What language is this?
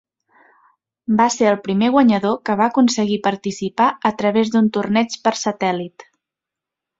Catalan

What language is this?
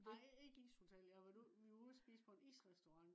Danish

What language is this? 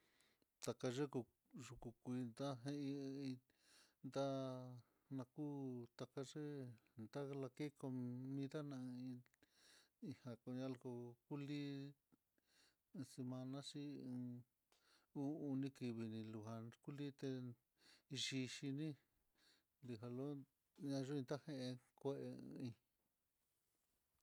Mitlatongo Mixtec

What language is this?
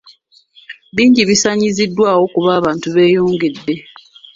Ganda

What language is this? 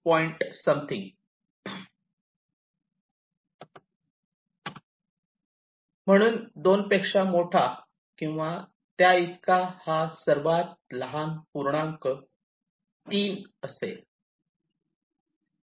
Marathi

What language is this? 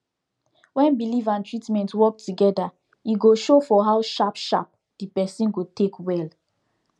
Nigerian Pidgin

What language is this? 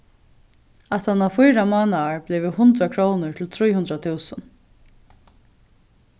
Faroese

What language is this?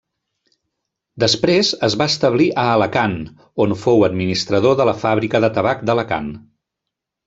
Catalan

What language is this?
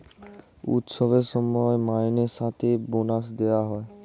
Bangla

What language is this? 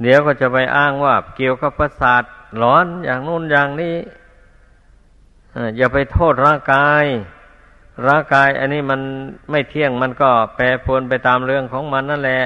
Thai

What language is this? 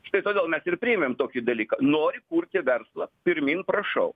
Lithuanian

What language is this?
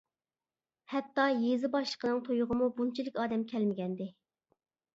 Uyghur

